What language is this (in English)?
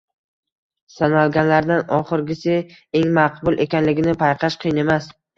Uzbek